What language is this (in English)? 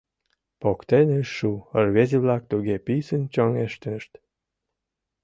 Mari